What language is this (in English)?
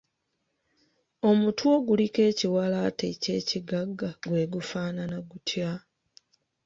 Ganda